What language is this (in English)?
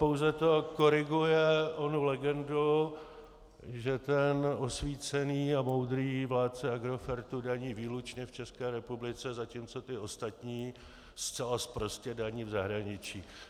Czech